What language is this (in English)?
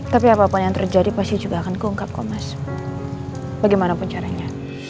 Indonesian